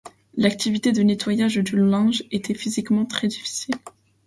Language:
French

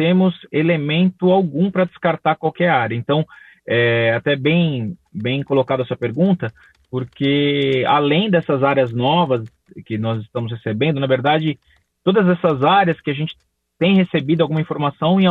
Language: Portuguese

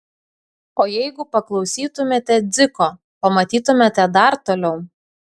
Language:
Lithuanian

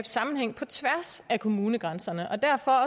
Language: Danish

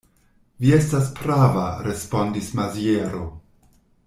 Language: Esperanto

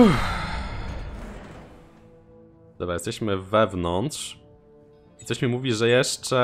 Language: Polish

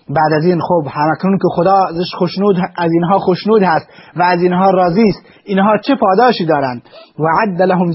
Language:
Persian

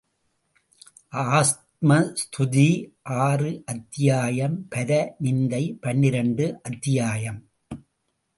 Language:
Tamil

